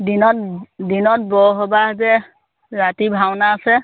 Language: Assamese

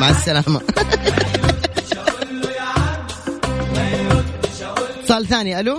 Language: Arabic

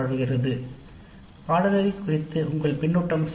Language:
Tamil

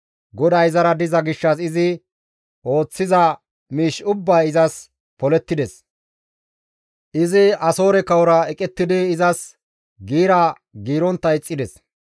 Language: Gamo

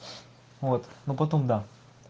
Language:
Russian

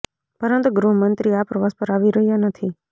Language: Gujarati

